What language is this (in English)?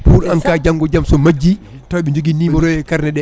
Fula